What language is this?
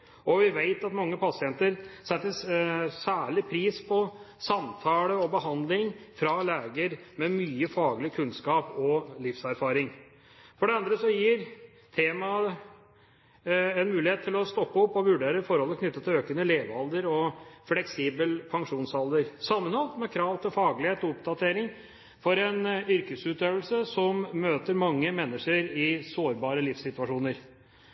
Norwegian Bokmål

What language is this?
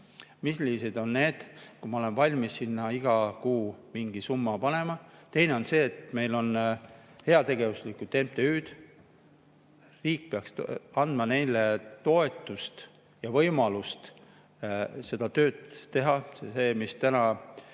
Estonian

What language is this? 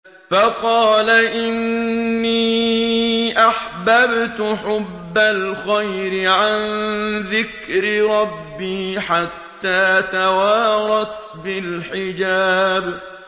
Arabic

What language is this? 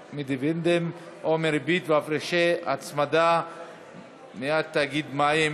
Hebrew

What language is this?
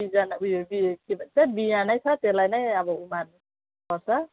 Nepali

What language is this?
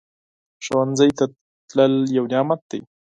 Pashto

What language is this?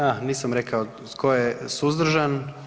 Croatian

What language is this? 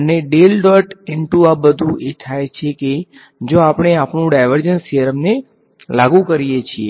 Gujarati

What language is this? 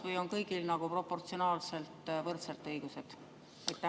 Estonian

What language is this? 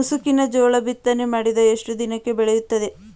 Kannada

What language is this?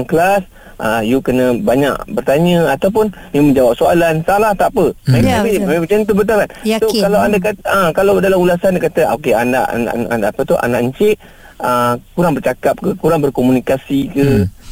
Malay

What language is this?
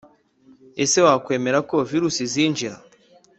Kinyarwanda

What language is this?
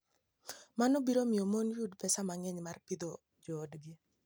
Luo (Kenya and Tanzania)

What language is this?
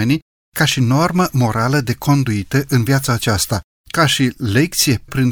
Romanian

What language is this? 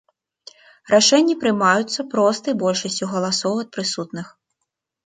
Belarusian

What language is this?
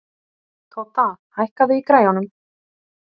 Icelandic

